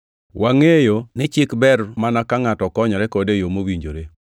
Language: Luo (Kenya and Tanzania)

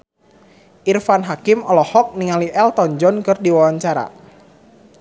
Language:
Sundanese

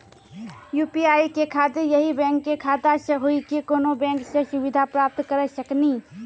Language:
Maithili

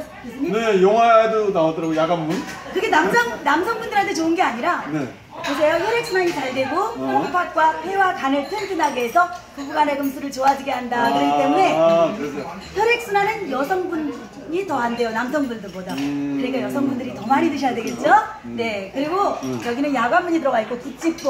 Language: Korean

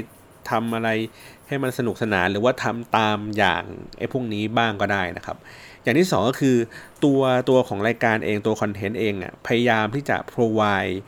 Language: Thai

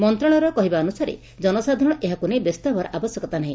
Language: Odia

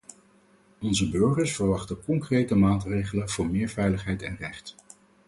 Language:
Dutch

